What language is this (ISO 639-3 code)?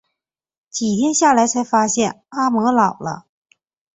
zho